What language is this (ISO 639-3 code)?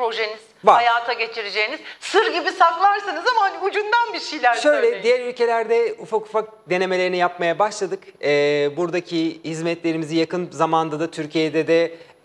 tur